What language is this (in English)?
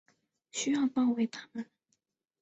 Chinese